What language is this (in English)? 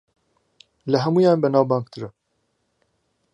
Central Kurdish